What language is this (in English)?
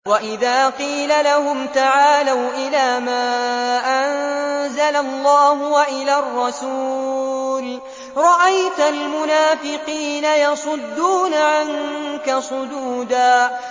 Arabic